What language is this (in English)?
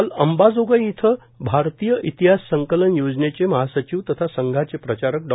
Marathi